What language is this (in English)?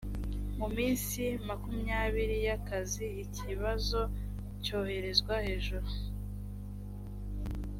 Kinyarwanda